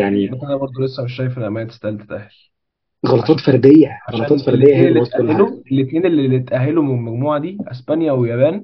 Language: Arabic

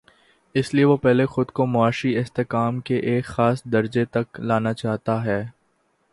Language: Urdu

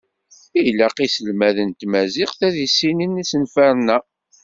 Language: Kabyle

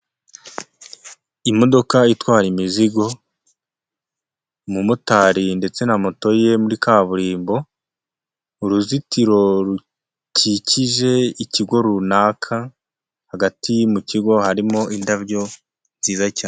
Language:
Kinyarwanda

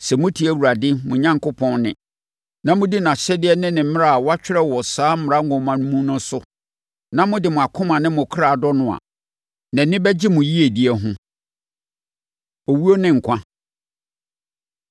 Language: Akan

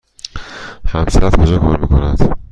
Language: Persian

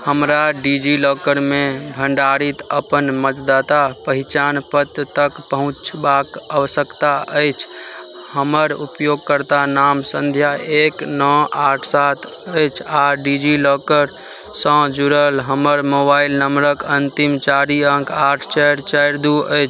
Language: Maithili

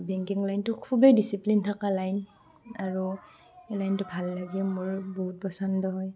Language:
Assamese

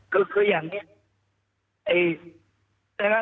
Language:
Thai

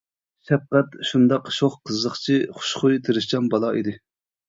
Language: Uyghur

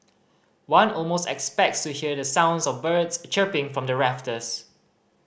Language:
English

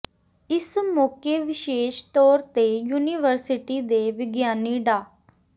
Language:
Punjabi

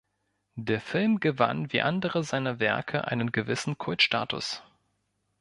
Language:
German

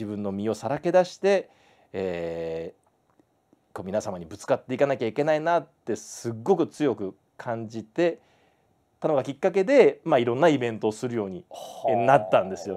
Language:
Japanese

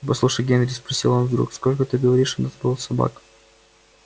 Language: Russian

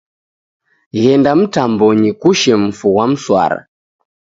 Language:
Taita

